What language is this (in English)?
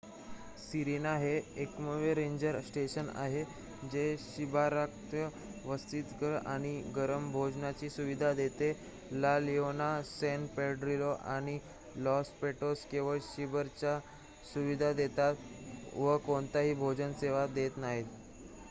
Marathi